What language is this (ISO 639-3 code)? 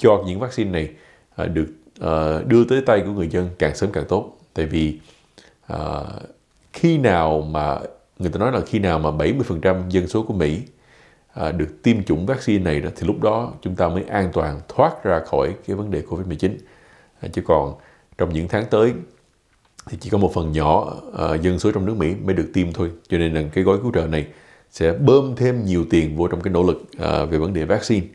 vie